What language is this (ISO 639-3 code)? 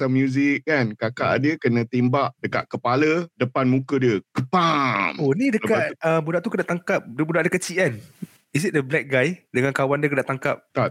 msa